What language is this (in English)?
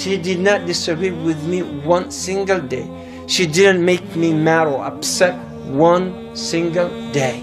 English